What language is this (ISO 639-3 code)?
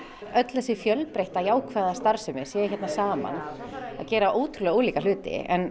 isl